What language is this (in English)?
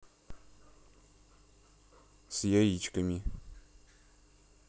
Russian